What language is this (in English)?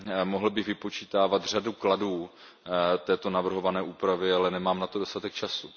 Czech